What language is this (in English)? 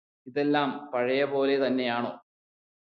Malayalam